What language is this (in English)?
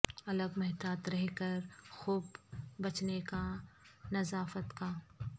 Urdu